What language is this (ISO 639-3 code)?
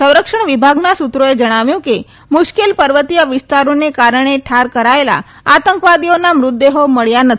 guj